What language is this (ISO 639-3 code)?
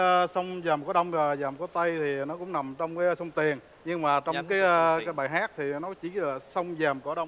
vie